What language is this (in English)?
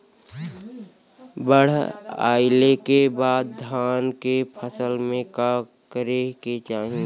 Bhojpuri